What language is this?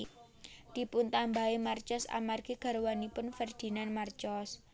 Javanese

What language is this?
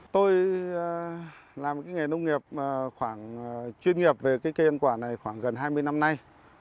Vietnamese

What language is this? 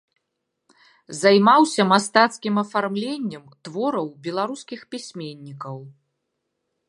Belarusian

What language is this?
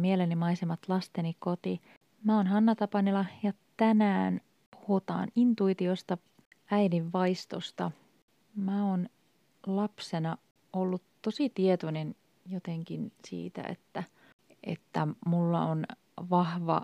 Finnish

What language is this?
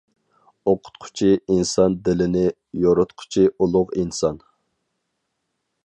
Uyghur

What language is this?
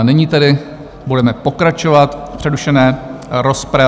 Czech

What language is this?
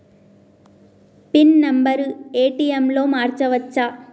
Telugu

